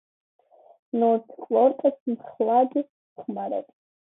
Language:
Georgian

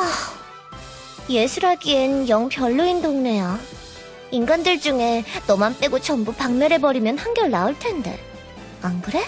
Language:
Korean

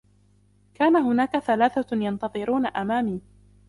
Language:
Arabic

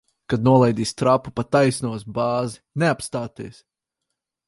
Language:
Latvian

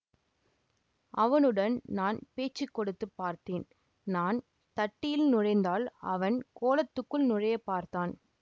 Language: Tamil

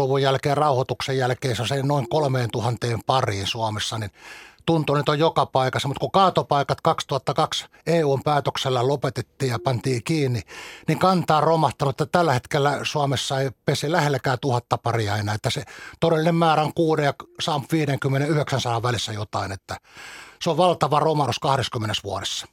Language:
Finnish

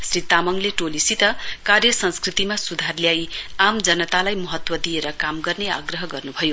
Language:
Nepali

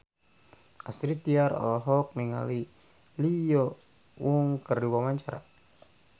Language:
Sundanese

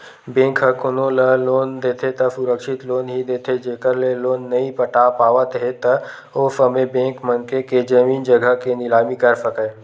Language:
Chhattisgarhi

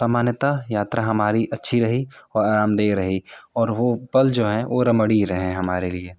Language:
Hindi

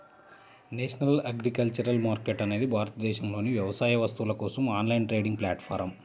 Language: Telugu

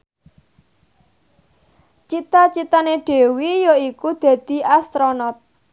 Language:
Javanese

